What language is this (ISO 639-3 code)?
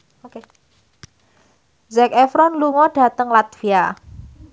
jav